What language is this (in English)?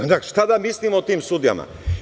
Serbian